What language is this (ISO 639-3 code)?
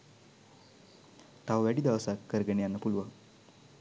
sin